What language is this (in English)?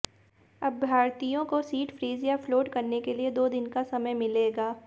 Hindi